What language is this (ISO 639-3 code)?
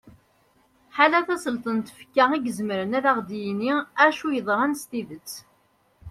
kab